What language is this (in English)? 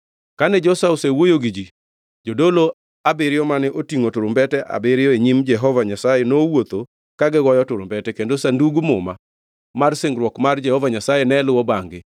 Luo (Kenya and Tanzania)